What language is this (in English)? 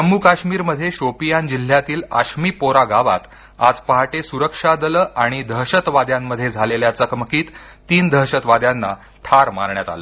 Marathi